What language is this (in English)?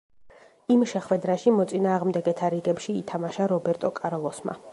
Georgian